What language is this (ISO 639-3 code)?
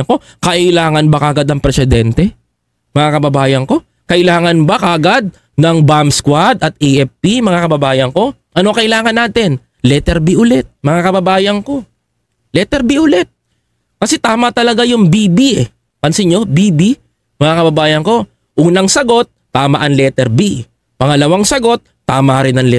fil